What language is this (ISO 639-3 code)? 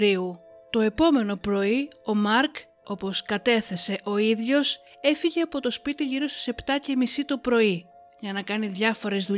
ell